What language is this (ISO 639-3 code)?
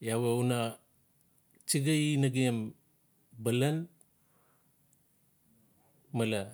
ncf